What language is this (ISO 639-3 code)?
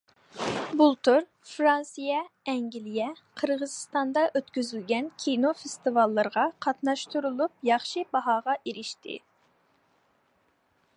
uig